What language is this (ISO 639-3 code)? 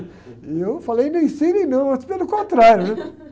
por